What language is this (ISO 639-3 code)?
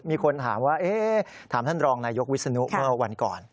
tha